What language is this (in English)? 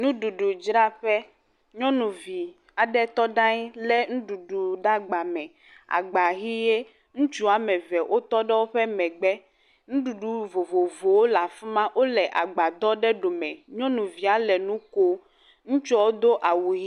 Ewe